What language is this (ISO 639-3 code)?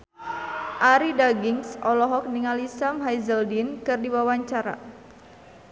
sun